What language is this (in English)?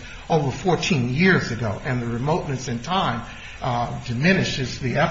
English